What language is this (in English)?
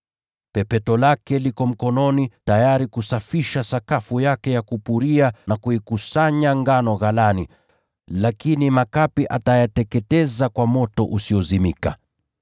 Swahili